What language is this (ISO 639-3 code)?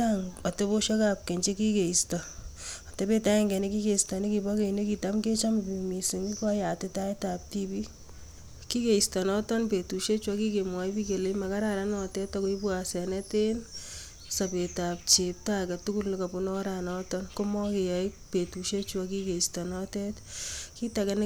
kln